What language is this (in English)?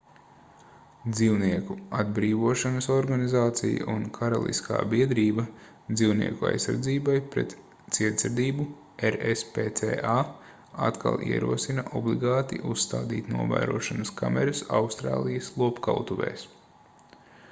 Latvian